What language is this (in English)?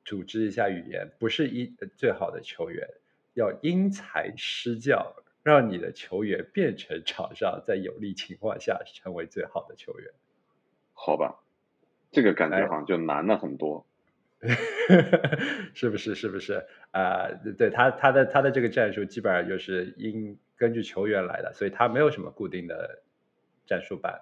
Chinese